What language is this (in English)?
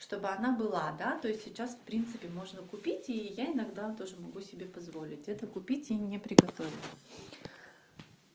Russian